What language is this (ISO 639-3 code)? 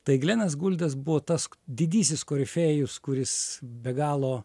lit